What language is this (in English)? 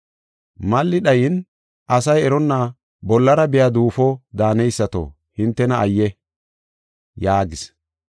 Gofa